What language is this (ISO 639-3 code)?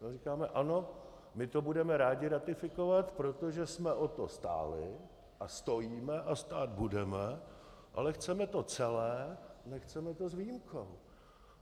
ces